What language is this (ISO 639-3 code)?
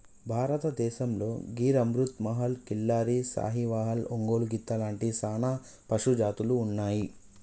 tel